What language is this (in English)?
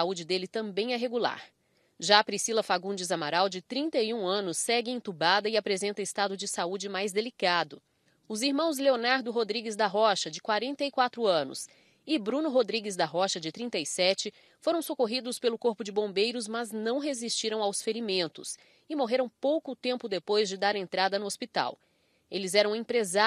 Portuguese